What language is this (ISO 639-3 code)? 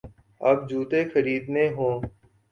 urd